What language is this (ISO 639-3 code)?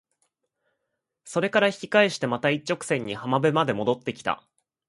jpn